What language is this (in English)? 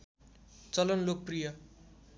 Nepali